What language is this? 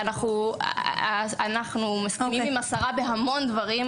Hebrew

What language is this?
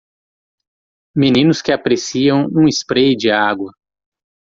Portuguese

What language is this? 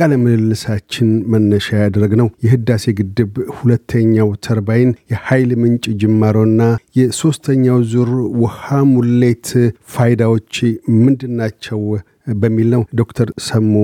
Amharic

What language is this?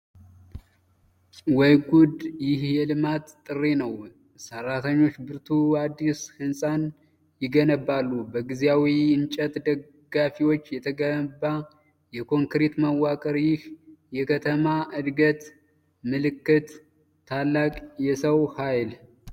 Amharic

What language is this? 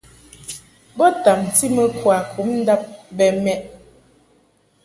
Mungaka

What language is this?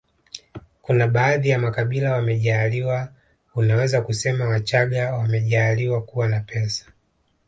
Swahili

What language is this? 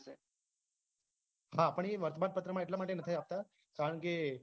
Gujarati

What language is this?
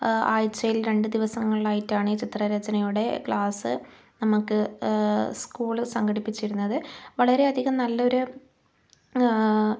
Malayalam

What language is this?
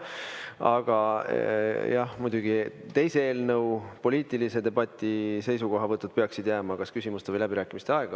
Estonian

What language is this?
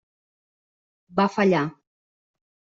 Catalan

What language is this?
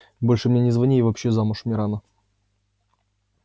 Russian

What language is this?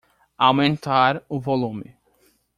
Portuguese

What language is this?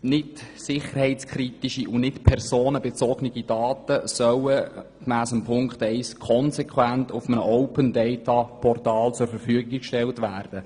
Swiss German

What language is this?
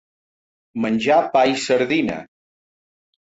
Catalan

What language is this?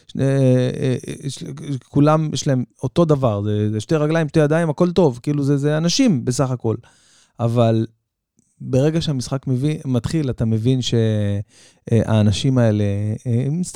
Hebrew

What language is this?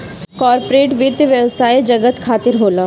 Bhojpuri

